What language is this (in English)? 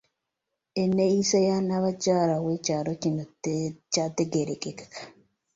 Ganda